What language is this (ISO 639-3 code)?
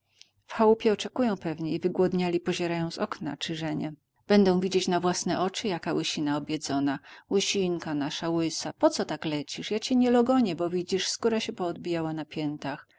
pol